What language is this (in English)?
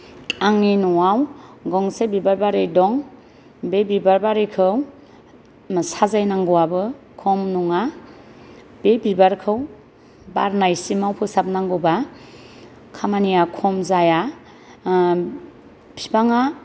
Bodo